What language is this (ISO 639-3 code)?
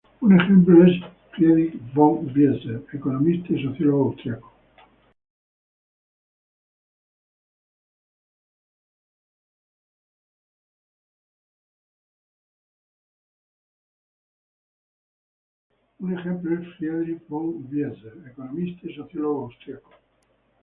spa